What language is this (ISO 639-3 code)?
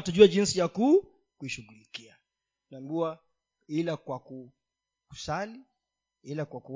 swa